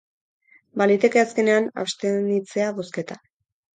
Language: Basque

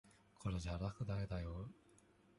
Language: Japanese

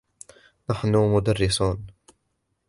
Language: Arabic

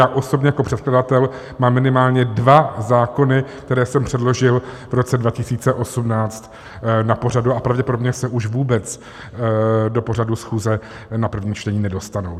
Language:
Czech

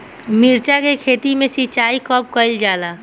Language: Bhojpuri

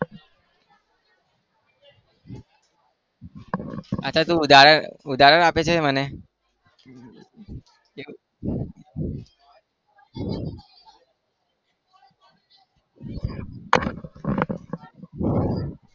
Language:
Gujarati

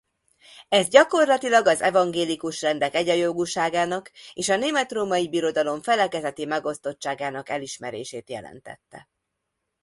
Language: Hungarian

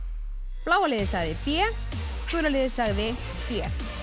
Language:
Icelandic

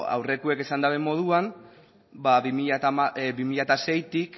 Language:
Basque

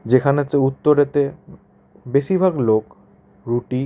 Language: Bangla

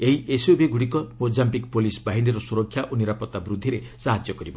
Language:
Odia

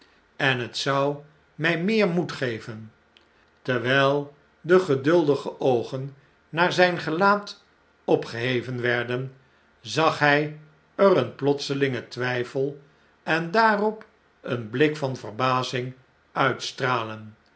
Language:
Dutch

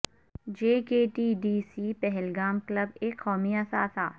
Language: Urdu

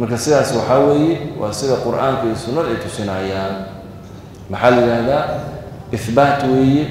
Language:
Arabic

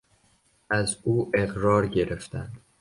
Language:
Persian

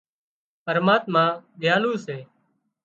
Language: Wadiyara Koli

